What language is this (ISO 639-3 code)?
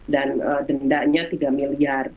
ind